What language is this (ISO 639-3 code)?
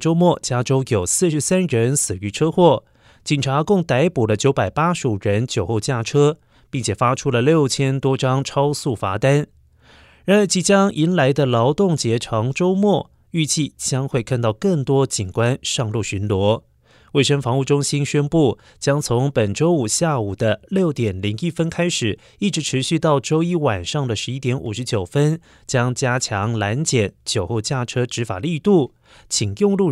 zho